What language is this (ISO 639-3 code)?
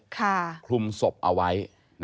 tha